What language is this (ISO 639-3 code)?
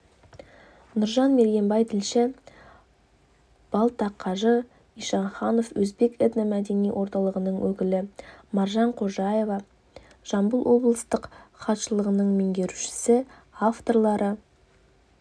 kaz